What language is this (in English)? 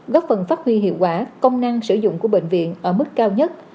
Vietnamese